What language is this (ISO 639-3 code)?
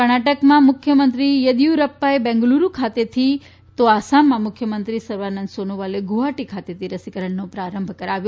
guj